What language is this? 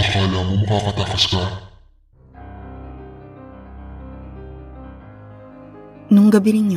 Filipino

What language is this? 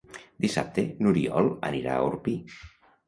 Catalan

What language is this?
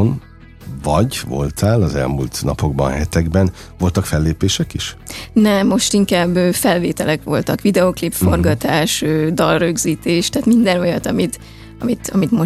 Hungarian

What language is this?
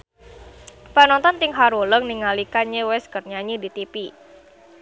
Sundanese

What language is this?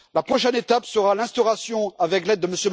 French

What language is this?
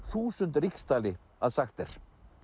Icelandic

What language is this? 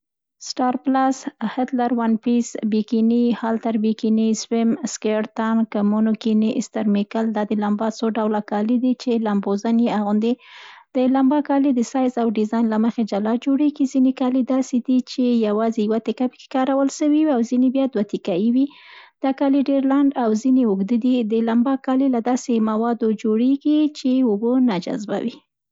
Central Pashto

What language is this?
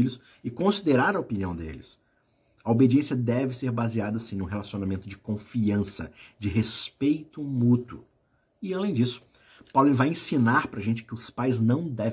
Portuguese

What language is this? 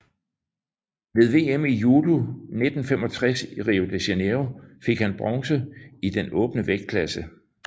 Danish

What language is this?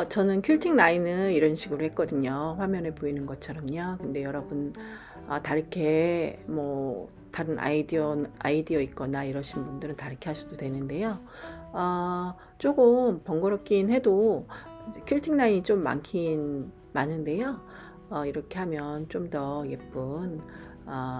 Korean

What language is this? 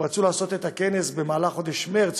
Hebrew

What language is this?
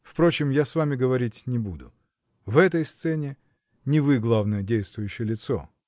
Russian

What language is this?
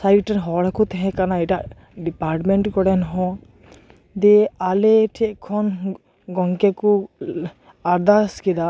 Santali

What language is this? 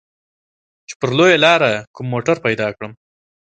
Pashto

